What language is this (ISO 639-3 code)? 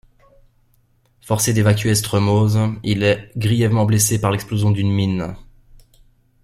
fra